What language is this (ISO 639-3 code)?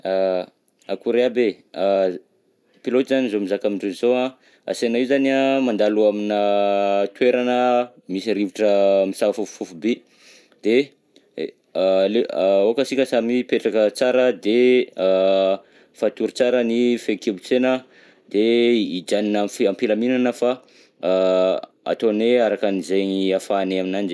bzc